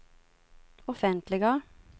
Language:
Swedish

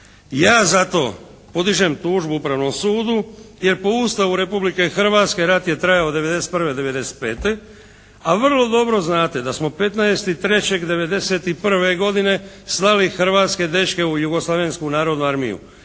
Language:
Croatian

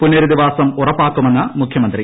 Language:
Malayalam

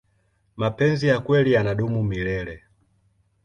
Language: Swahili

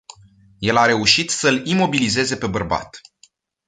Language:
Romanian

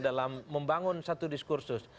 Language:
Indonesian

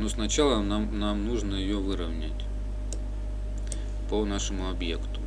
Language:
Russian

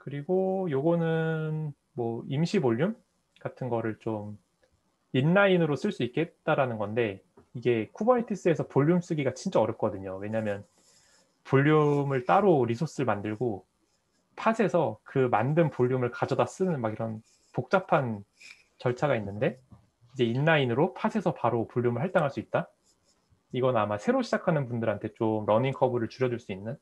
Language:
Korean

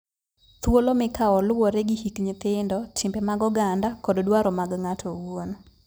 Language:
Luo (Kenya and Tanzania)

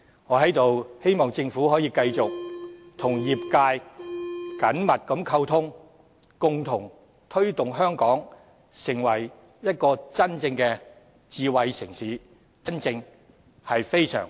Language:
Cantonese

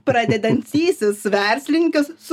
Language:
Lithuanian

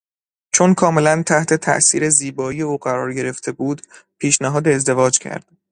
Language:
Persian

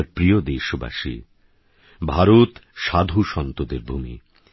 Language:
Bangla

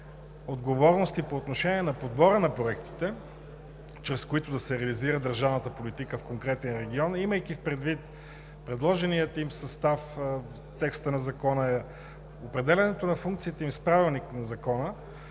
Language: Bulgarian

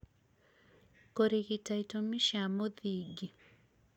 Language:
Kikuyu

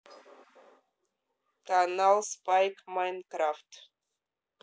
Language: Russian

